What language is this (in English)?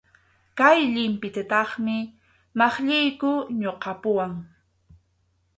Arequipa-La Unión Quechua